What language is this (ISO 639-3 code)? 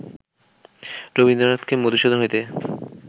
ben